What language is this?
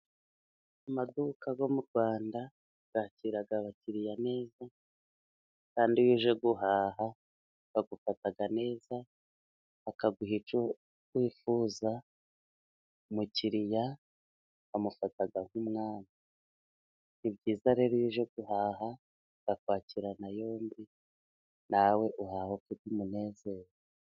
Kinyarwanda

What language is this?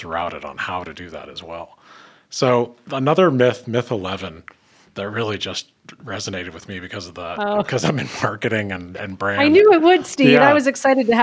English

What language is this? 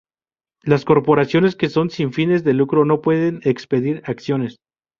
Spanish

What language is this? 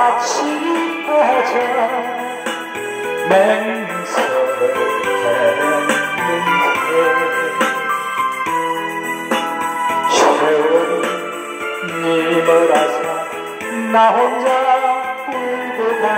Korean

